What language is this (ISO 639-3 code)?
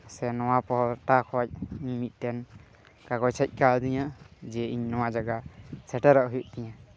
sat